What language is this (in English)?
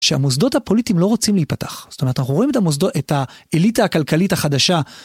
Hebrew